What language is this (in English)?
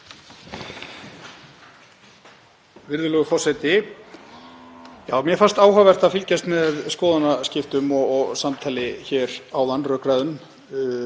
Icelandic